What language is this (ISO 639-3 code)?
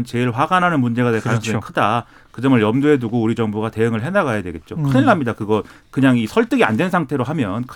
kor